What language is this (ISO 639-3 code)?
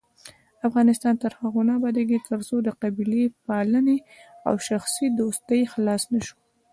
pus